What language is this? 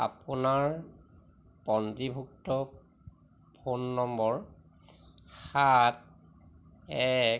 Assamese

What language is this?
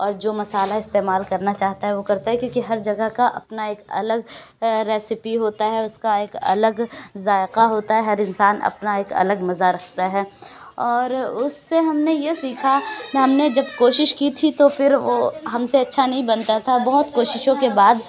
Urdu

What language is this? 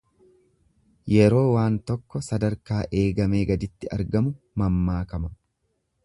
Oromo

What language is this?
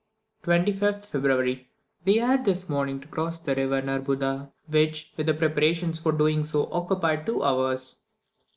English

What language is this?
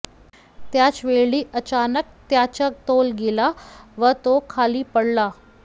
Marathi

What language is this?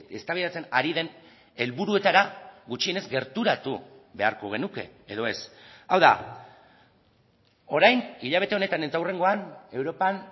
Basque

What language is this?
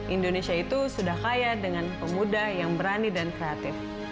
Indonesian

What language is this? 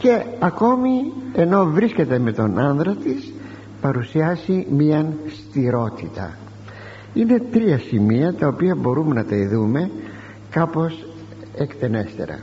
Greek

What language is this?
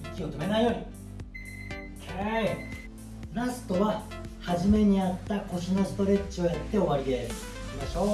Japanese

